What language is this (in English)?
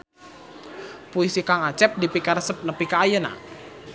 Sundanese